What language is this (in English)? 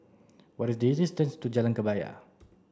English